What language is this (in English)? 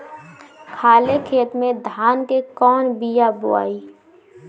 Bhojpuri